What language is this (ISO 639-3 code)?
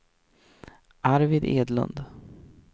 swe